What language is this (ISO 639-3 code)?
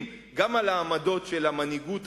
heb